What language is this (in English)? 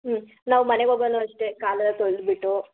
Kannada